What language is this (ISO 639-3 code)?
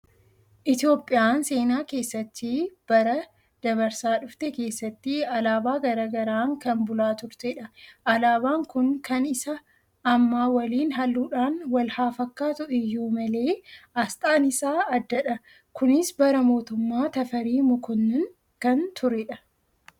orm